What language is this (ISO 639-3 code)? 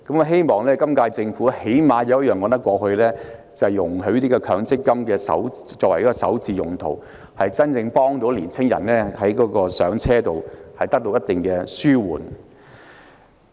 yue